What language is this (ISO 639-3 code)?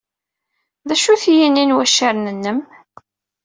kab